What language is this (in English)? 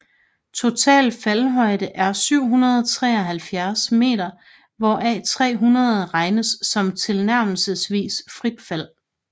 Danish